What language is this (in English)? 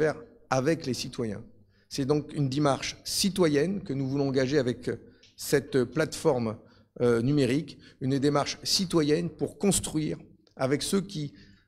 French